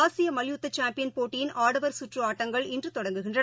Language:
Tamil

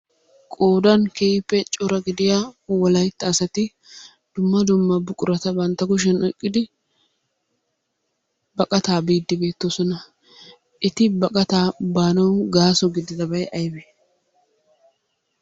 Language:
Wolaytta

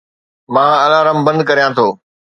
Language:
Sindhi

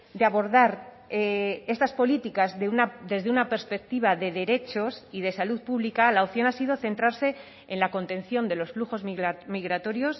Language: Spanish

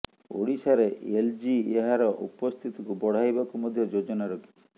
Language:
Odia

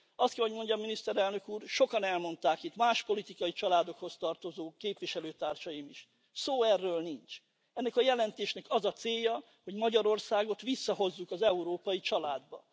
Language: Hungarian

